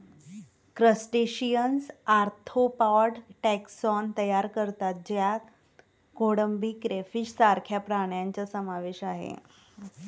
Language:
Marathi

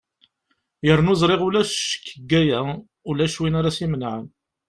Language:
Kabyle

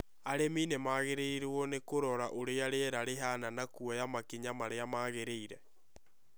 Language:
Kikuyu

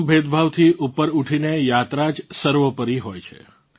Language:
Gujarati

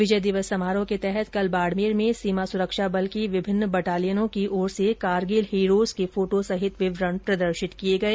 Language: Hindi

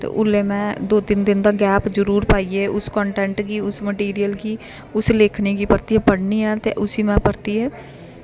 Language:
Dogri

